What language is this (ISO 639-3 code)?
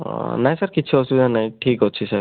ori